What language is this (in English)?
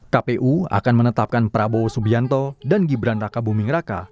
Indonesian